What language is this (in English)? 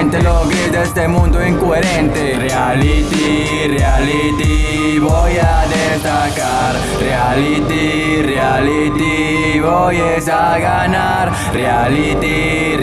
Italian